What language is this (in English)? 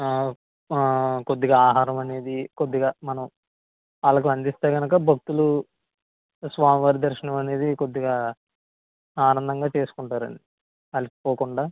Telugu